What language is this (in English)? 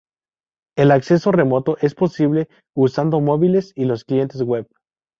Spanish